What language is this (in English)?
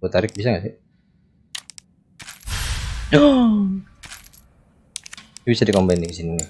Indonesian